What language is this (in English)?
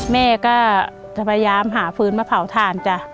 Thai